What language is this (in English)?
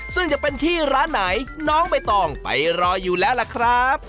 Thai